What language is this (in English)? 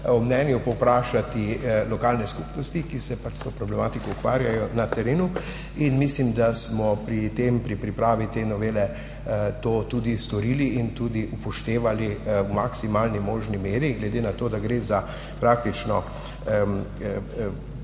Slovenian